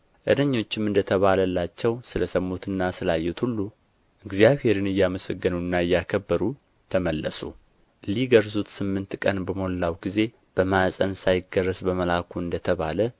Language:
Amharic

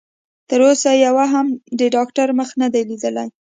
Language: Pashto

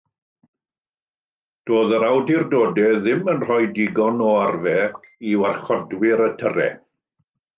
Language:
Welsh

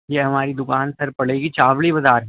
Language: Urdu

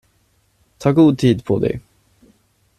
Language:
Swedish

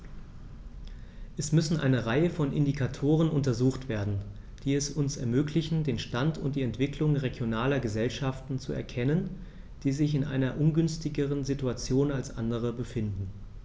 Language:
German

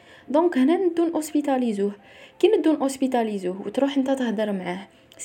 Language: Arabic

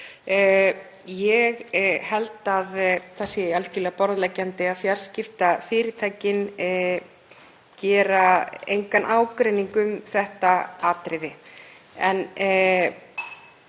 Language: Icelandic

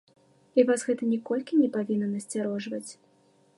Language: Belarusian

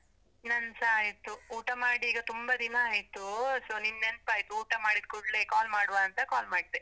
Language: Kannada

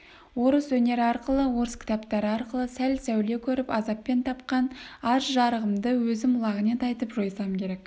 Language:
Kazakh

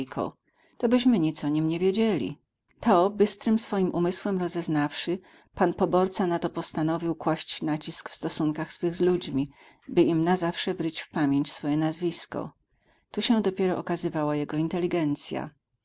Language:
Polish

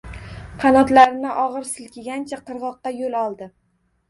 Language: Uzbek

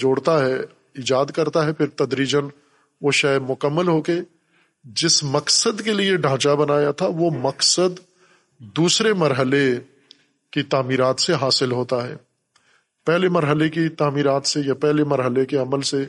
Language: Urdu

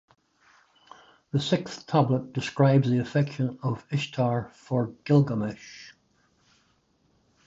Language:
English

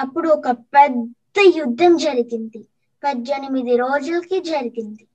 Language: Telugu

